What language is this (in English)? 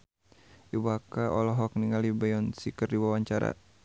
Sundanese